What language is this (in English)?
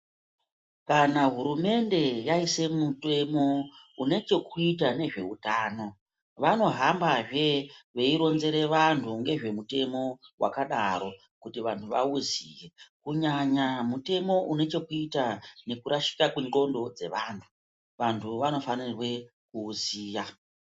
Ndau